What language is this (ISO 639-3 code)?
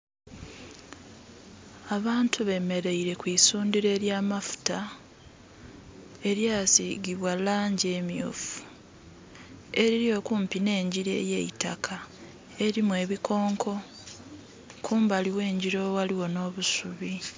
xog